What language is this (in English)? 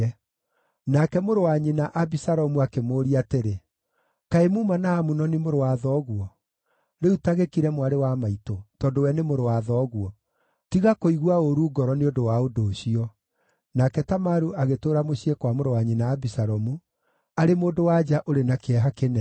Kikuyu